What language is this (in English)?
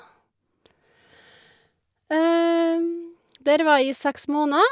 Norwegian